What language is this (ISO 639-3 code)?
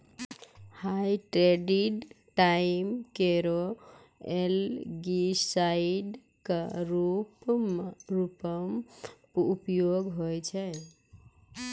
mai